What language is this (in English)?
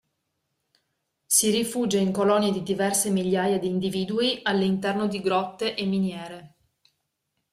Italian